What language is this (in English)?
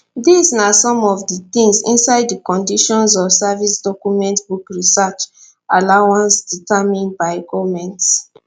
Nigerian Pidgin